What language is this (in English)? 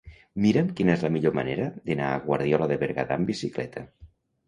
Catalan